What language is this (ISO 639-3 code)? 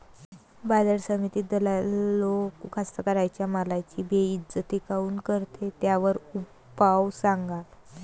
mar